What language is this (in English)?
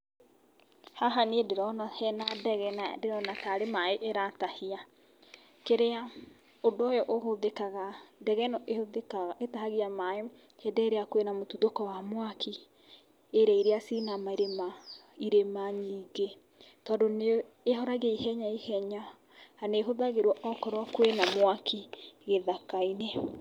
Kikuyu